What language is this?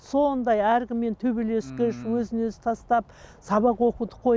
Kazakh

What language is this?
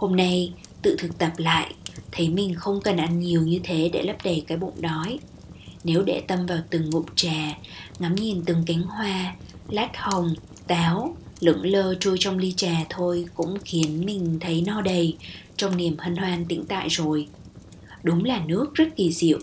Vietnamese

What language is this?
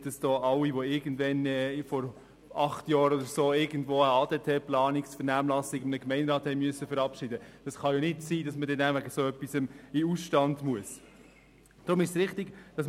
Swiss German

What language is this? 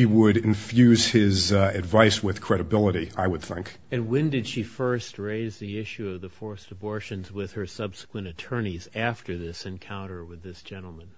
English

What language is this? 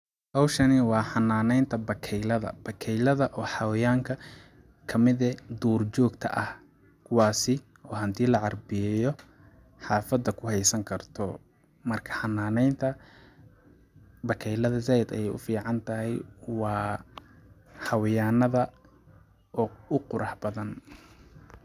Somali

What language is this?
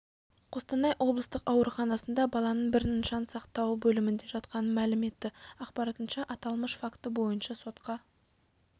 Kazakh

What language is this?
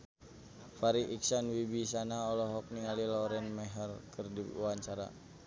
Sundanese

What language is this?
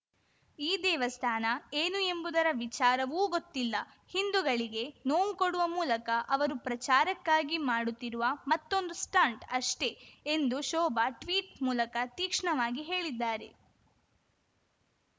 Kannada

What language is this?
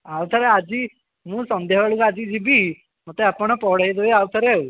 Odia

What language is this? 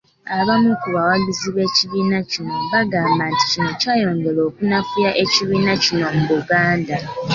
Ganda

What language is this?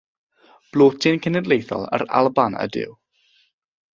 Welsh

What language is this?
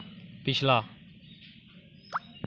Dogri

